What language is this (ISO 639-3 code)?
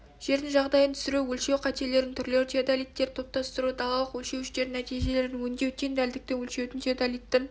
kaz